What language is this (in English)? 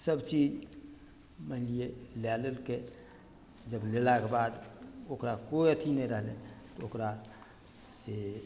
Maithili